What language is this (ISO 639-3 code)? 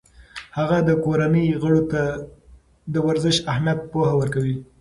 pus